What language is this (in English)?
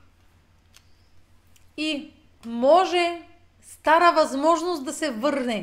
Bulgarian